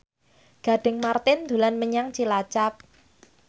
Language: Javanese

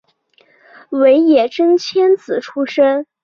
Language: Chinese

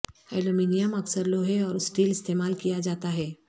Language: Urdu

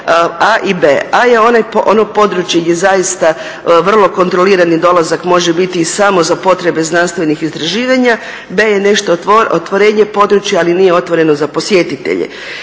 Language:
Croatian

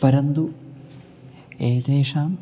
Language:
Sanskrit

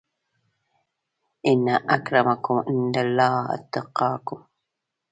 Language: Pashto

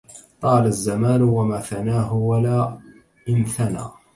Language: Arabic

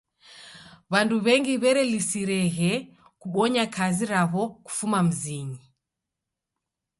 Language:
Taita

